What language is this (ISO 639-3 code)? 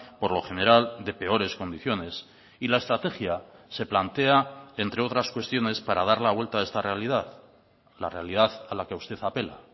spa